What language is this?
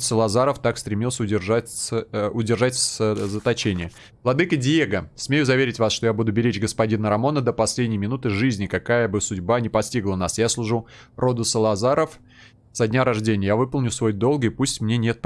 Russian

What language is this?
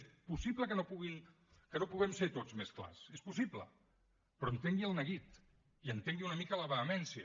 Catalan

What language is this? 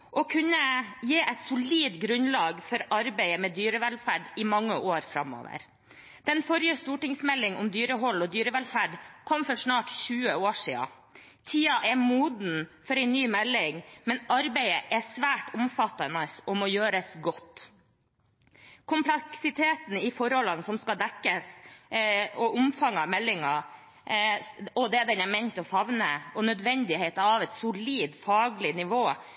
Norwegian Bokmål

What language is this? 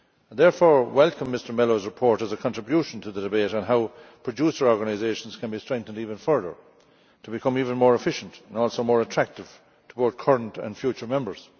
English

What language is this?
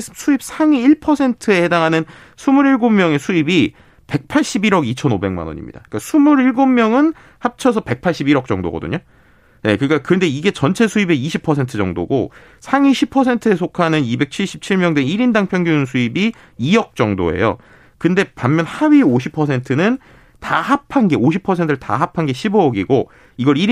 Korean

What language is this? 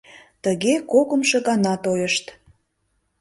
Mari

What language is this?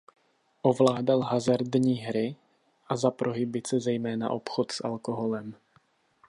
Czech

